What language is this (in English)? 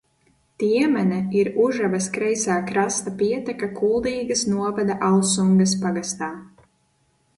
Latvian